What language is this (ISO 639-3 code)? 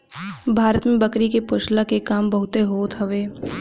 bho